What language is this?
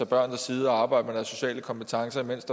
Danish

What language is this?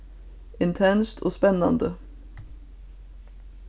Faroese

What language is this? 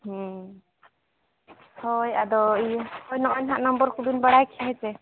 Santali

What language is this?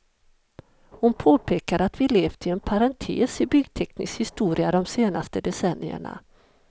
Swedish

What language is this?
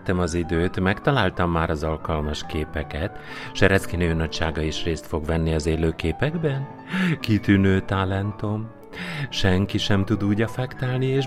Hungarian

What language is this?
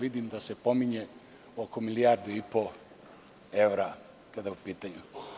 Serbian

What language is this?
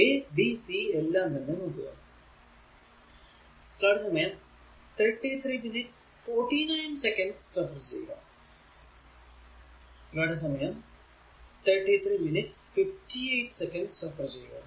Malayalam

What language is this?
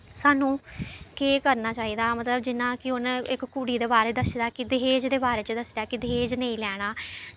Dogri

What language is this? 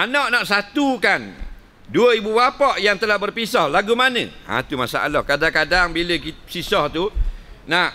Malay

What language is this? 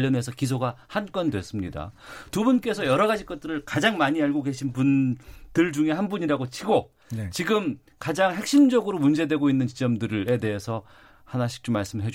Korean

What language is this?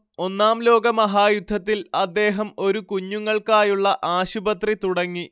Malayalam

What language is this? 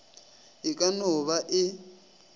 Northern Sotho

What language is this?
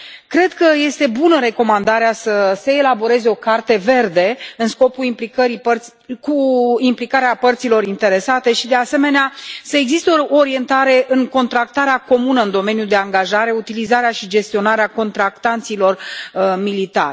Romanian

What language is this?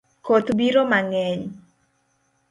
Luo (Kenya and Tanzania)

